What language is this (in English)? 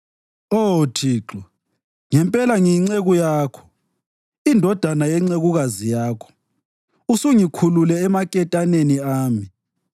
North Ndebele